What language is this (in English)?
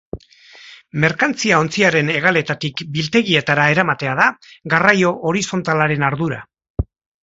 Basque